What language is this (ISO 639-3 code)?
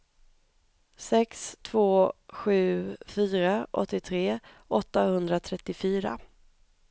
swe